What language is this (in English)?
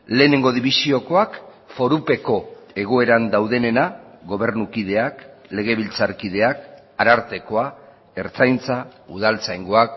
Basque